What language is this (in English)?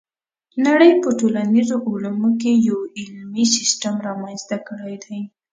Pashto